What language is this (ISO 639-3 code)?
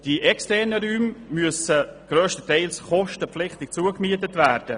gsw